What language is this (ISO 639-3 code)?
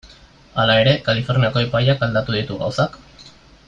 eus